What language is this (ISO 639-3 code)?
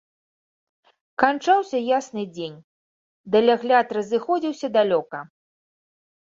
bel